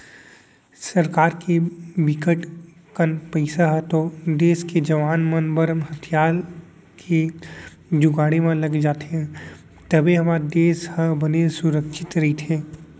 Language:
Chhattisgarhi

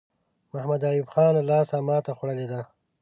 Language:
Pashto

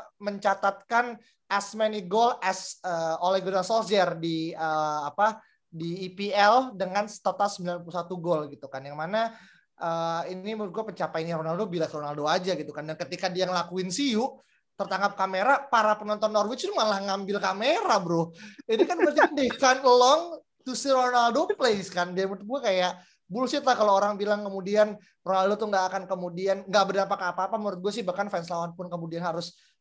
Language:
Indonesian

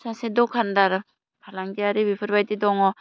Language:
Bodo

